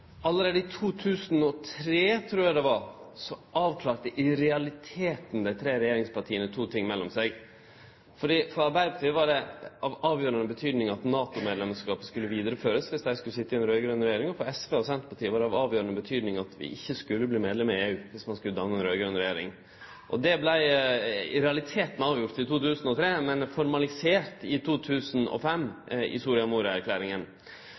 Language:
Norwegian Nynorsk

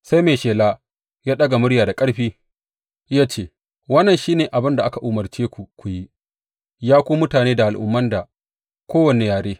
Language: Hausa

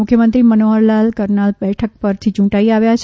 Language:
Gujarati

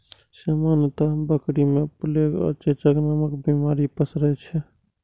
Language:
Maithili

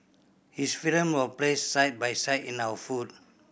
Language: English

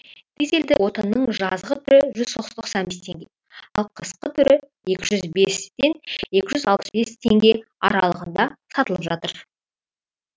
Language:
Kazakh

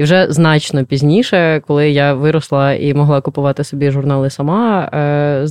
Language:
Ukrainian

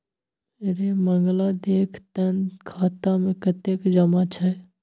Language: Maithili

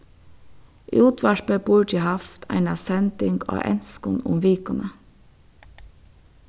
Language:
Faroese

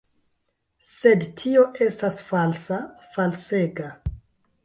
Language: Esperanto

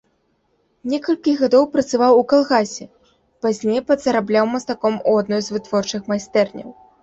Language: Belarusian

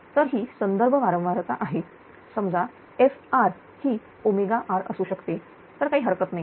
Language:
Marathi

